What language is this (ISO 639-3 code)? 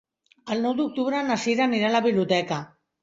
cat